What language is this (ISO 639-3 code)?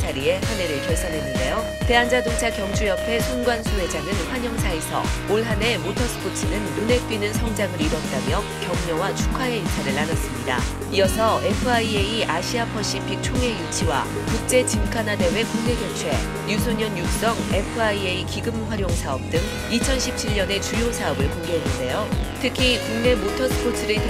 kor